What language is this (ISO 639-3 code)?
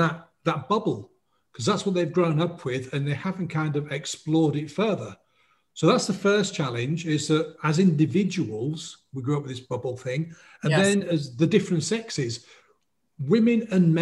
eng